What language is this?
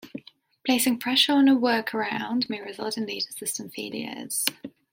English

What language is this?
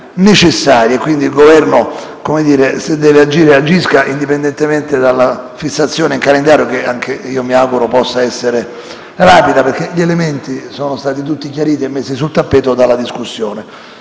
Italian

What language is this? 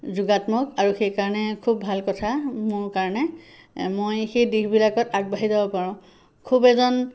Assamese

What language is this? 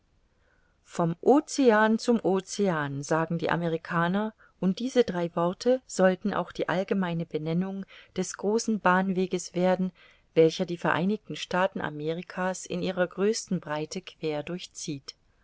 German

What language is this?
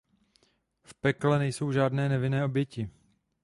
Czech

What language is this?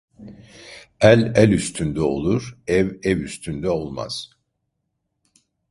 Turkish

